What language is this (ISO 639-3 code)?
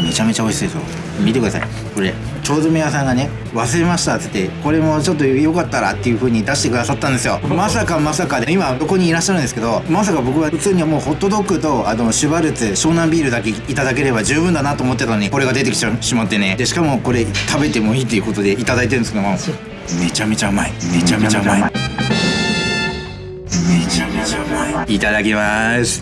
jpn